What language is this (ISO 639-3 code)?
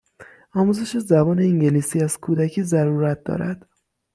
fas